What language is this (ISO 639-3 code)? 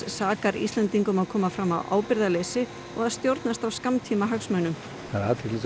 isl